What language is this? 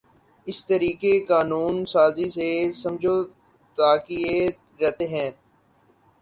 Urdu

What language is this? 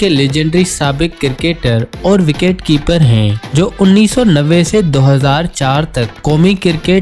Hindi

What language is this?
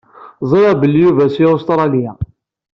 Kabyle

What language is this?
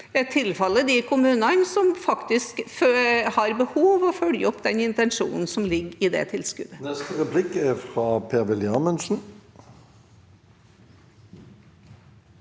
Norwegian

